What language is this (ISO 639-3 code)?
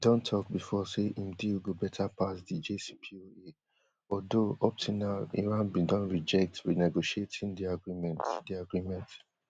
pcm